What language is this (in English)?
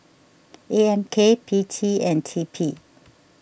English